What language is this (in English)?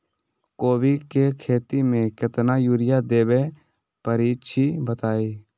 Magahi